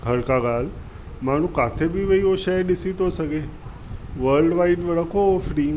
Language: Sindhi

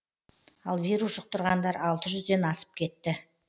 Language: Kazakh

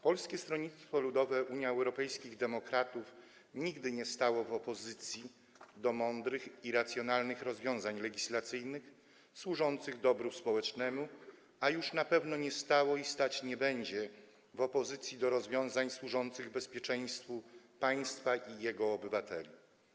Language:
Polish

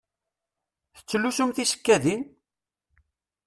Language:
Kabyle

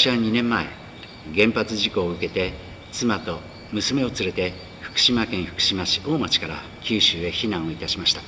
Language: Japanese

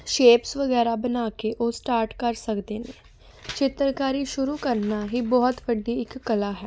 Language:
Punjabi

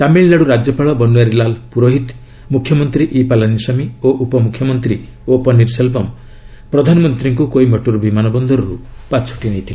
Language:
Odia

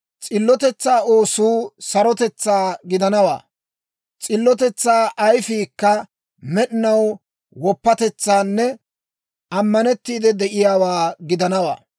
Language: Dawro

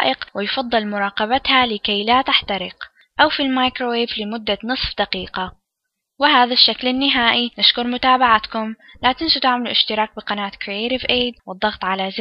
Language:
Arabic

